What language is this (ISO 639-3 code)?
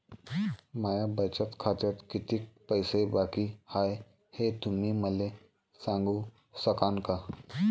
mar